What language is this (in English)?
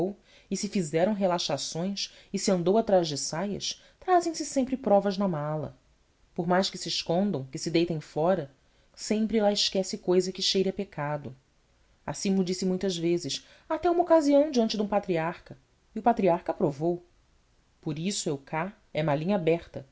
Portuguese